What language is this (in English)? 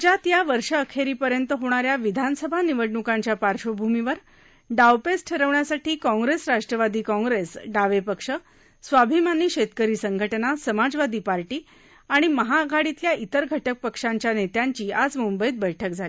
Marathi